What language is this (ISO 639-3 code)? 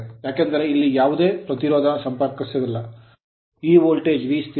kan